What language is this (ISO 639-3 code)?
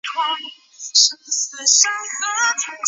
zho